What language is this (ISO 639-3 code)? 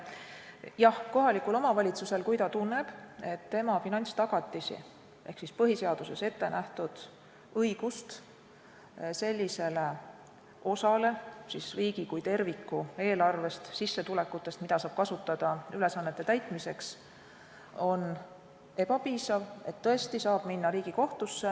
est